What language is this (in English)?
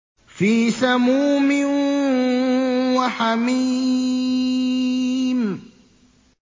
Arabic